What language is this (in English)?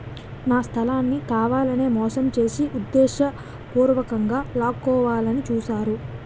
Telugu